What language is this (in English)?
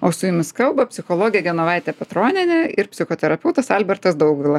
Lithuanian